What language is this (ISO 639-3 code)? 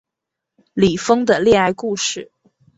zho